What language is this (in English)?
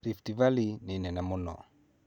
Kikuyu